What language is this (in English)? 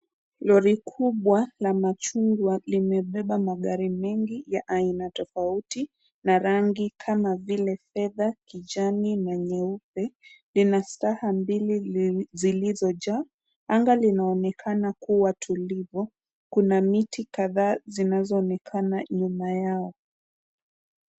Swahili